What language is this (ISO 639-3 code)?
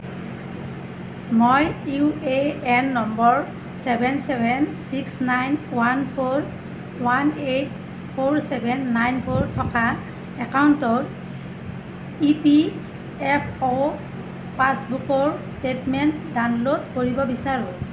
asm